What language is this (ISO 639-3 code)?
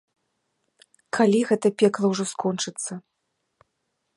bel